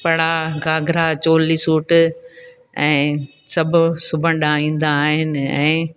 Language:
Sindhi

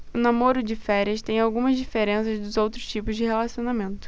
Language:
Portuguese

